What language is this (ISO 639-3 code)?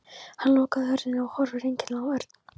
isl